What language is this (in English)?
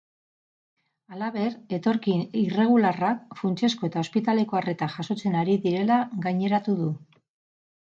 Basque